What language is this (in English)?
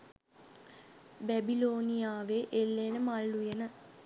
Sinhala